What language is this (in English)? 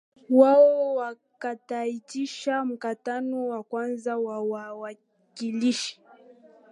Swahili